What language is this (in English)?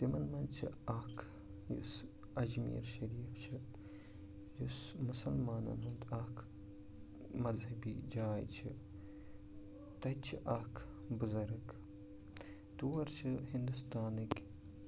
Kashmiri